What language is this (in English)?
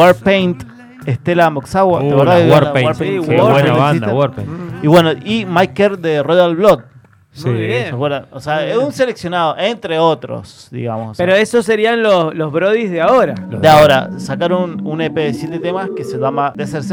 Spanish